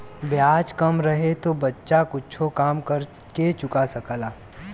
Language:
Bhojpuri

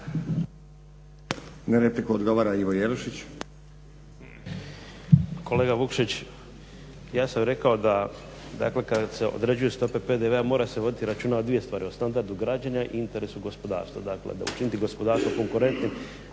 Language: Croatian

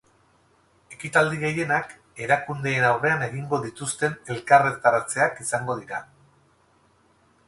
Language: Basque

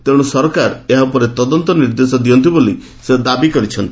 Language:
Odia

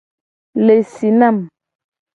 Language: Gen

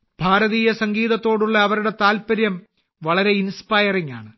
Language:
Malayalam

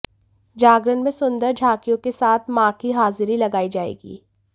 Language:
Hindi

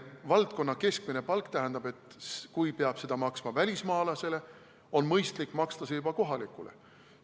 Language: Estonian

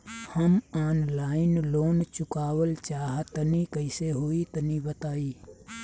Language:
Bhojpuri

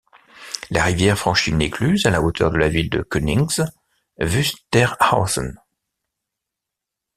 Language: French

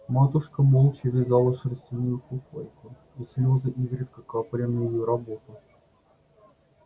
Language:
Russian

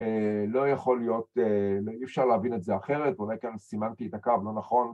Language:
Hebrew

